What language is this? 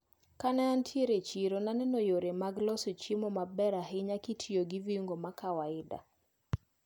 Luo (Kenya and Tanzania)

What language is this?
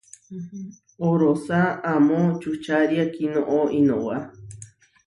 Huarijio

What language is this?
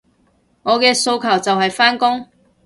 Cantonese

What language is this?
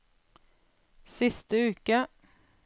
Norwegian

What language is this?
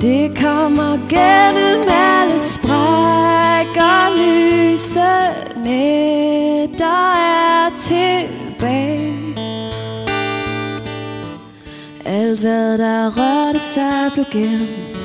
Danish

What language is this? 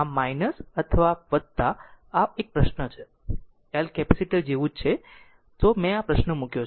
Gujarati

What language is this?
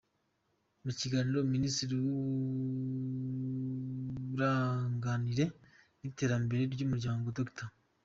Kinyarwanda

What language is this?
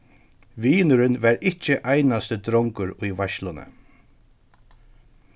Faroese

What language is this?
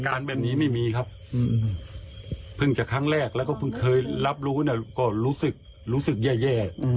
Thai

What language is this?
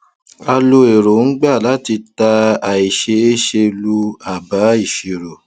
Yoruba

